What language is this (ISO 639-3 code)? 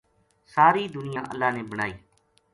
gju